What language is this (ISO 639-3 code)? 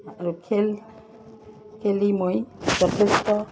asm